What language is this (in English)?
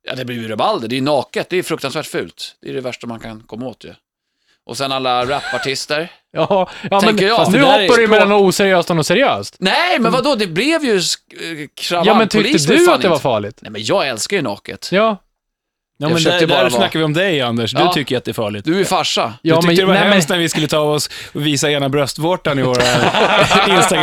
Swedish